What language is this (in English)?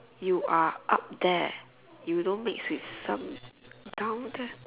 English